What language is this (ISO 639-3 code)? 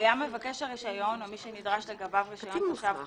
heb